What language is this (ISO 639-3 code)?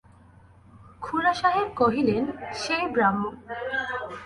ben